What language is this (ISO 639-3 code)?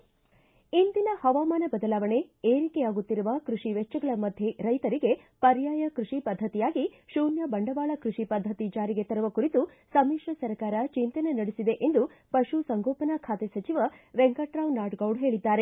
kan